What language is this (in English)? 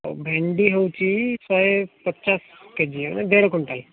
Odia